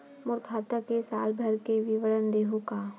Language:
Chhattisgarhi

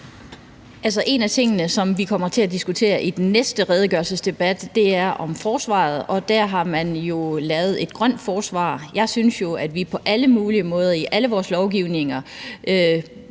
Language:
Danish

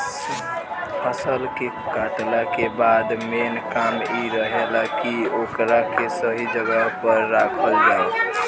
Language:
Bhojpuri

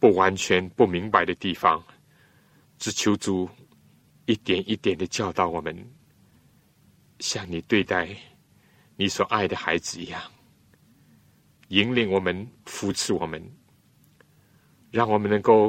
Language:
Chinese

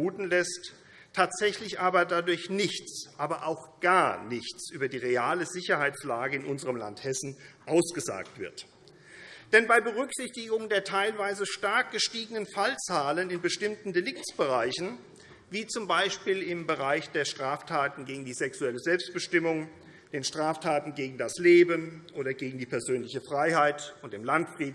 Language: German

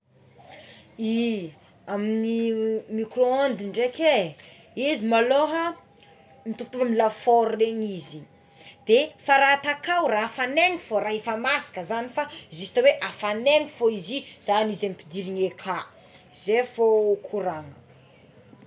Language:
Tsimihety Malagasy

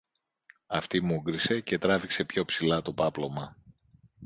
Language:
Greek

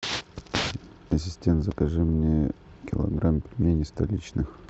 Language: Russian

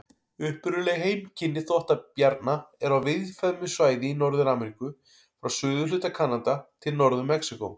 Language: Icelandic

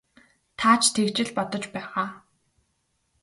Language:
Mongolian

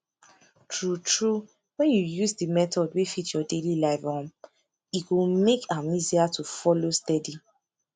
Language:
Nigerian Pidgin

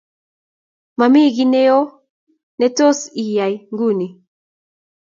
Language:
Kalenjin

